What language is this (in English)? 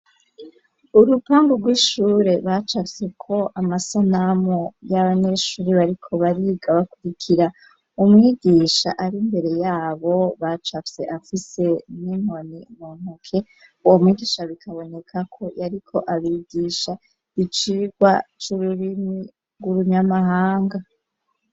Rundi